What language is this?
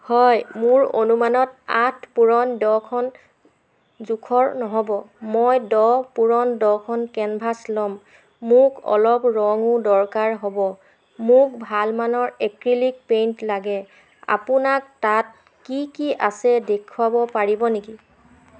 Assamese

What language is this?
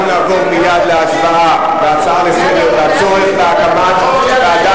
Hebrew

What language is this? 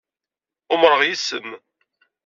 Kabyle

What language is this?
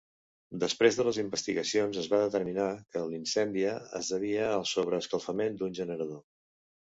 Catalan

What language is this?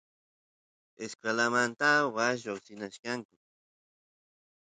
Santiago del Estero Quichua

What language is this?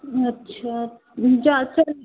Hindi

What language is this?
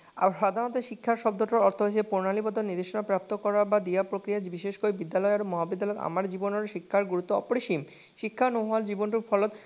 Assamese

